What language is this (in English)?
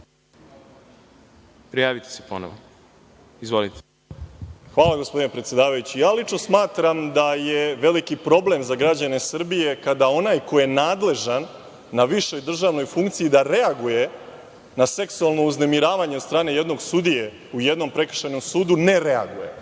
Serbian